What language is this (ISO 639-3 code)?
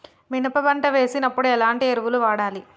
tel